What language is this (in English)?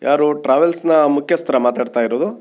Kannada